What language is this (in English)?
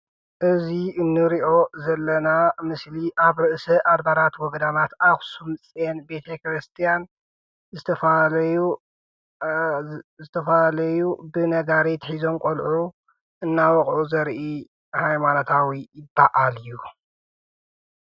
Tigrinya